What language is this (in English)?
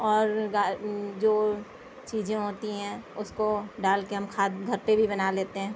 Urdu